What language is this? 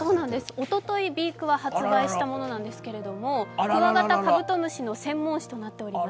Japanese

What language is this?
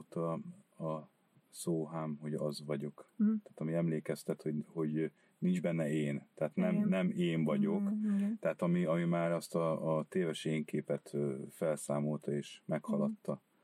Hungarian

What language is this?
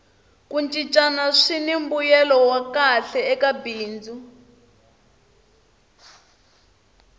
Tsonga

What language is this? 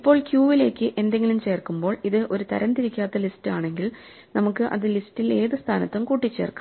Malayalam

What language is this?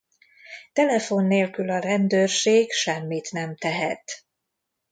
Hungarian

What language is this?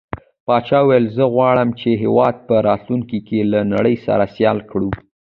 Pashto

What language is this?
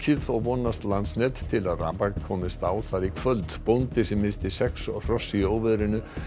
Icelandic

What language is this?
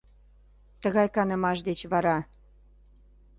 Mari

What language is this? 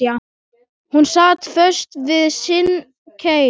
Icelandic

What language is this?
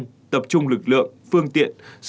Vietnamese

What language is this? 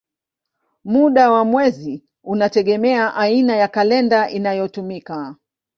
Swahili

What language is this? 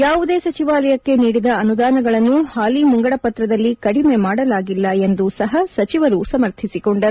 Kannada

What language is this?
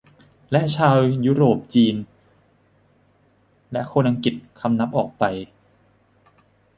Thai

